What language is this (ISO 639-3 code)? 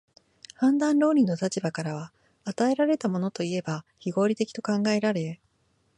jpn